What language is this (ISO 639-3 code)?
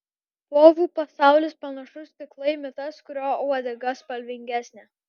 lit